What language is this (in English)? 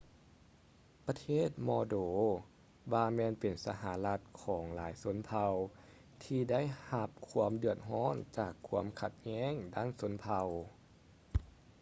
Lao